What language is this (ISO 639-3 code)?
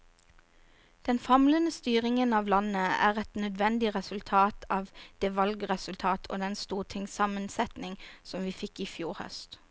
nor